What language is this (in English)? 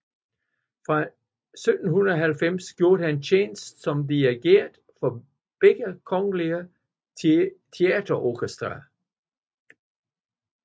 Danish